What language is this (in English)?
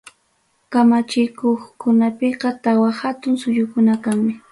Ayacucho Quechua